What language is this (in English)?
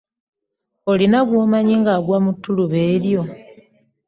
Ganda